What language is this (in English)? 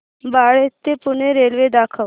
Marathi